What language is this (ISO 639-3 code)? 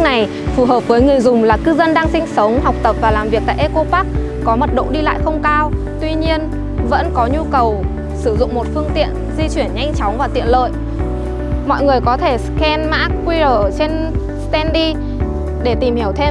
vie